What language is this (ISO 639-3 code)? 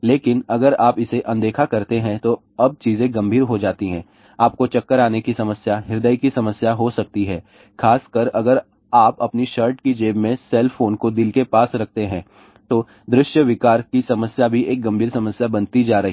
hin